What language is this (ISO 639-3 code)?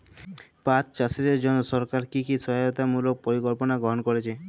ben